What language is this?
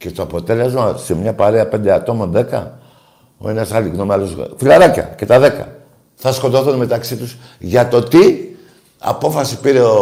Greek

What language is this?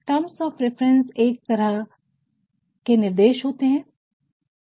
Hindi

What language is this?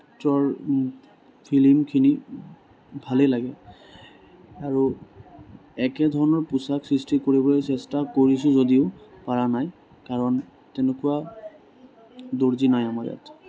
Assamese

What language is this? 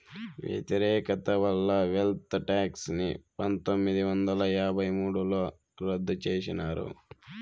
Telugu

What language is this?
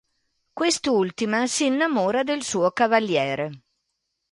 Italian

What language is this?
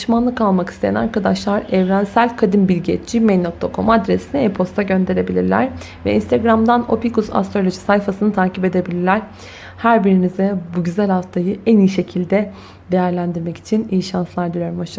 Turkish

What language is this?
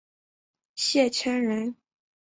Chinese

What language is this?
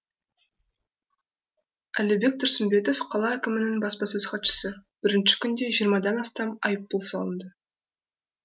Kazakh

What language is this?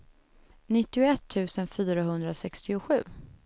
Swedish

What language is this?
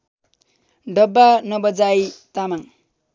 Nepali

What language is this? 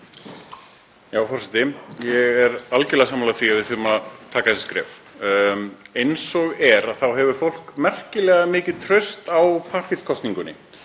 Icelandic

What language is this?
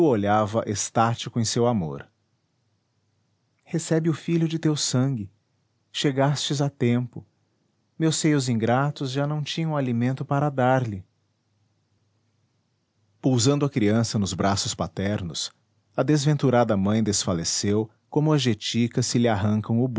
Portuguese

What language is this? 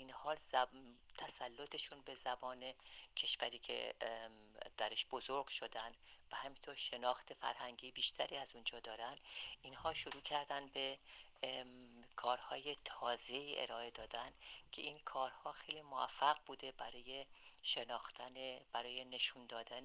Persian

